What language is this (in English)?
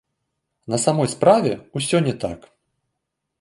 Belarusian